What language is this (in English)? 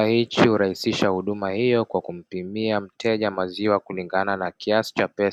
Swahili